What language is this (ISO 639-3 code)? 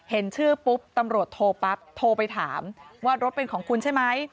tha